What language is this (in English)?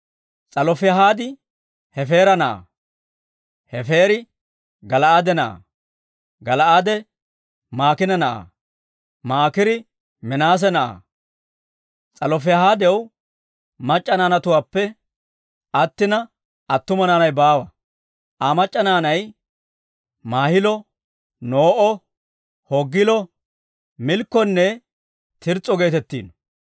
Dawro